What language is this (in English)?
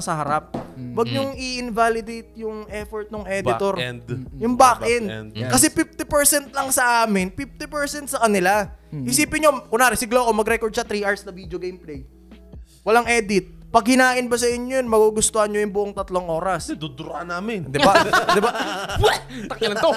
Filipino